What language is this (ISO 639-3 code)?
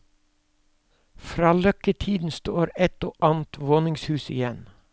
nor